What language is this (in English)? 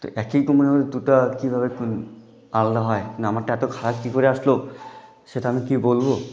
Bangla